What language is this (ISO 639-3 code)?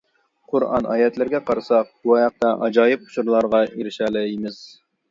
uig